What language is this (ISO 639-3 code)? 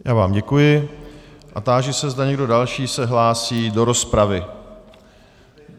ces